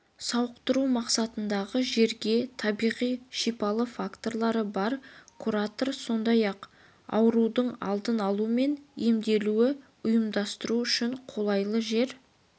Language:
Kazakh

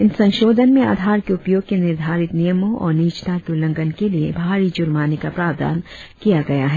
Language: Hindi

